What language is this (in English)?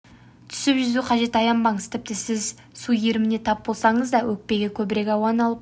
Kazakh